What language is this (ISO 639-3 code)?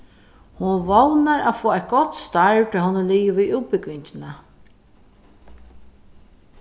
fao